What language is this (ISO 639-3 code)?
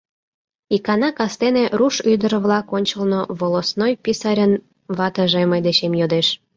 chm